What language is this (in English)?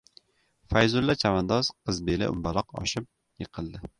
Uzbek